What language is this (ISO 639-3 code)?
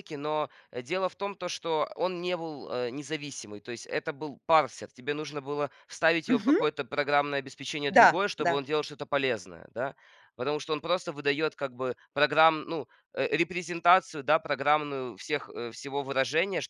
rus